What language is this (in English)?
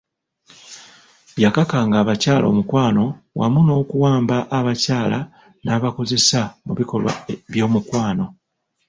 Ganda